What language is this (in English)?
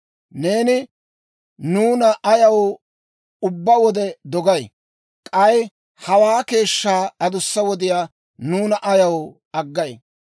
Dawro